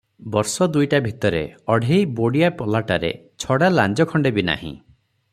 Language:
Odia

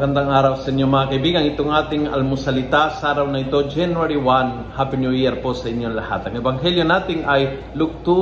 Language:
Filipino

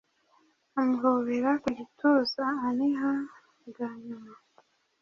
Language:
Kinyarwanda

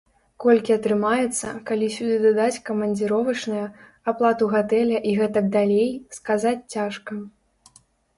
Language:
Belarusian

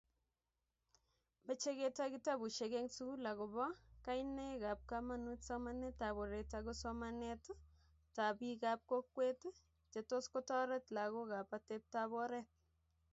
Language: Kalenjin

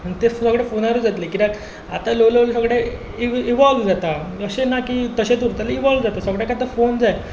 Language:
Konkani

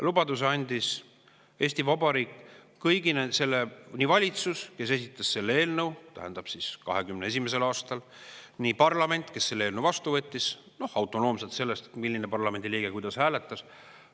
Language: Estonian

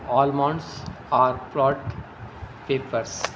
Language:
Urdu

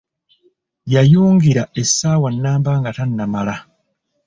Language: Ganda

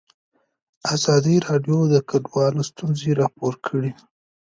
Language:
Pashto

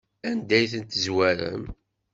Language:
Kabyle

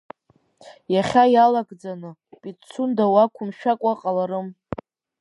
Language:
Abkhazian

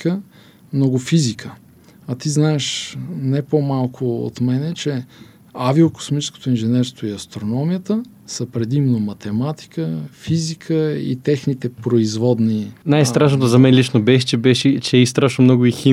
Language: Bulgarian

